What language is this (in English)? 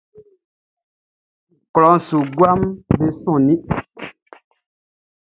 Baoulé